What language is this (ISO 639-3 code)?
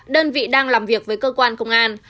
vie